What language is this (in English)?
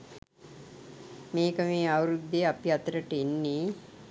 Sinhala